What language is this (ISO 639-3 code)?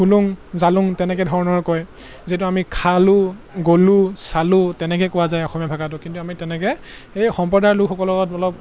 asm